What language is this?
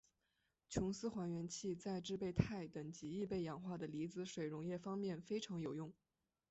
Chinese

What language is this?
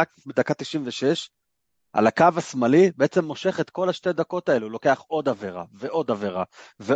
Hebrew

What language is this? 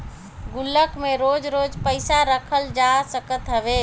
Bhojpuri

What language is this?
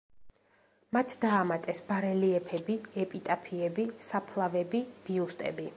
Georgian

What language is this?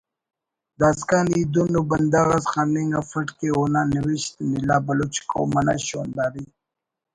Brahui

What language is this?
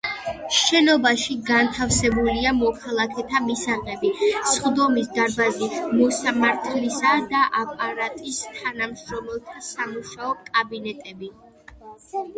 Georgian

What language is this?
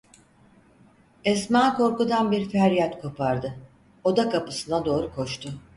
Turkish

